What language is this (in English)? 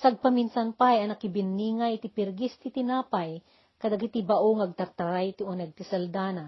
Filipino